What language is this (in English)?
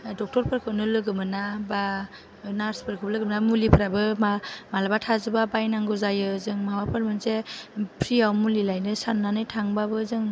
Bodo